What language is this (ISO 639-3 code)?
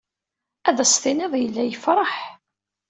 kab